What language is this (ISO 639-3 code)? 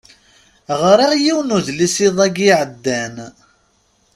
kab